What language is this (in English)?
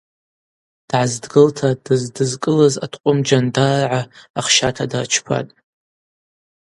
Abaza